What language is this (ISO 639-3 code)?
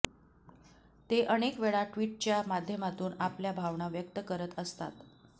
mar